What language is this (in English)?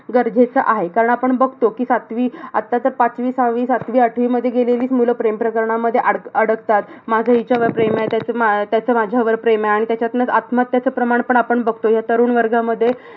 Marathi